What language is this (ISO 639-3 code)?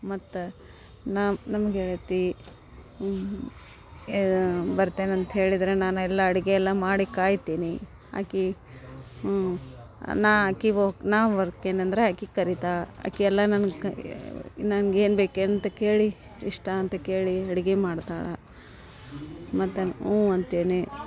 kan